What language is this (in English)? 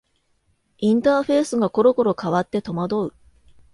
Japanese